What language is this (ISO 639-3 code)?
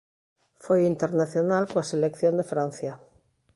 glg